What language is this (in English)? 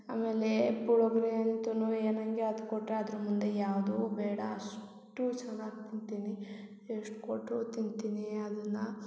Kannada